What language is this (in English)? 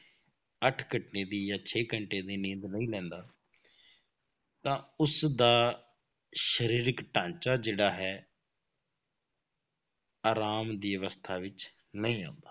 Punjabi